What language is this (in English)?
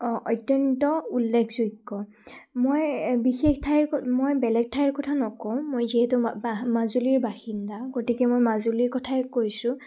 Assamese